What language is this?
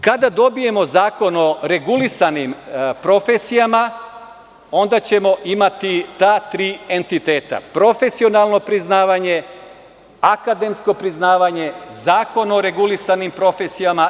Serbian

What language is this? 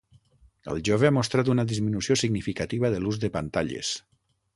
Catalan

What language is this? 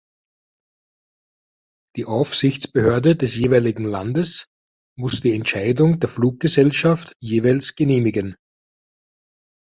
German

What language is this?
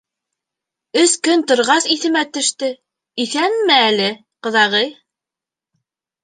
Bashkir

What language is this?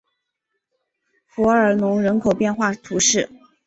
Chinese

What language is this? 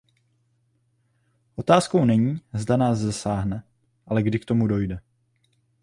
Czech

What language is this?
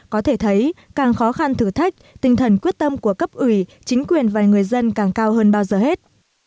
Vietnamese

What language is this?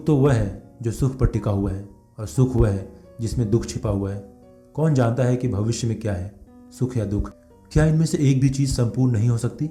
Hindi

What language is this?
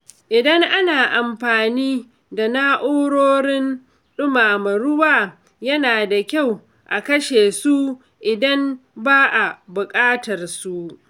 Hausa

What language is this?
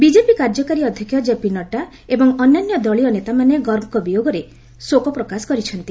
Odia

